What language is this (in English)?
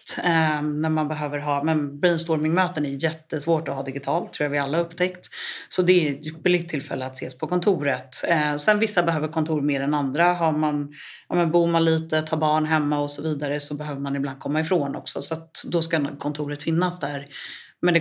Swedish